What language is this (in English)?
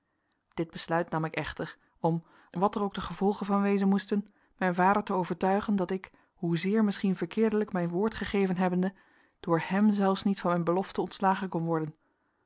Dutch